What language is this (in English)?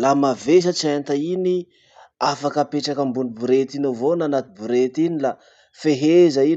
Masikoro Malagasy